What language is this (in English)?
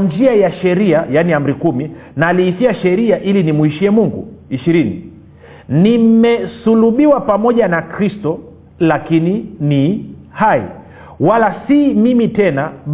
Swahili